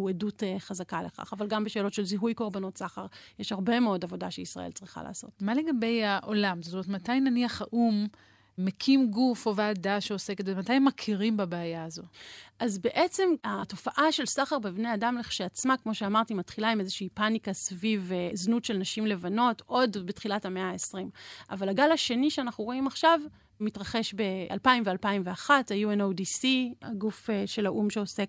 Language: Hebrew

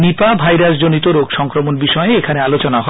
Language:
Bangla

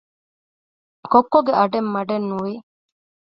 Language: Divehi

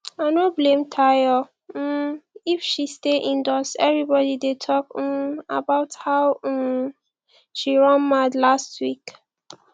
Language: Nigerian Pidgin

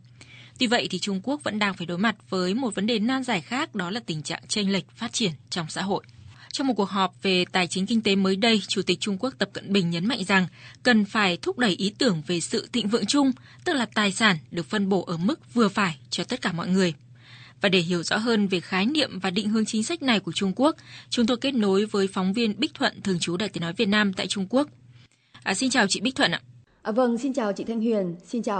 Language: Vietnamese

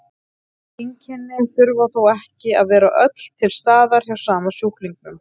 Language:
Icelandic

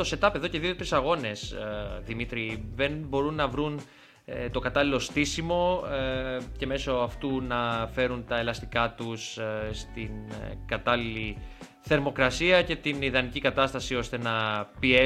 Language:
Greek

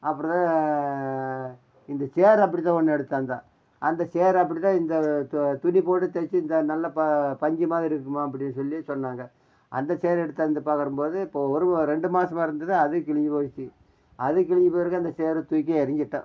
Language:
Tamil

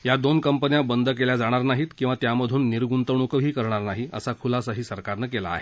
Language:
Marathi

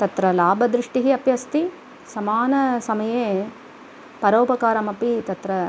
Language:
Sanskrit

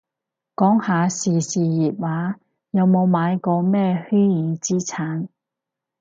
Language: Cantonese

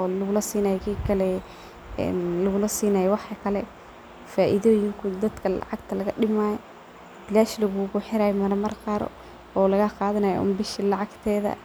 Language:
Somali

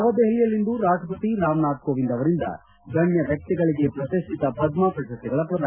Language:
Kannada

